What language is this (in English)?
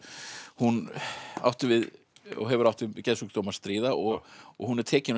Icelandic